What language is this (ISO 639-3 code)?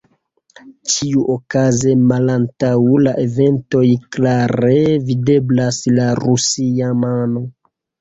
epo